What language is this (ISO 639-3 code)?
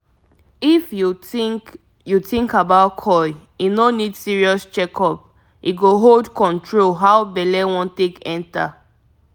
pcm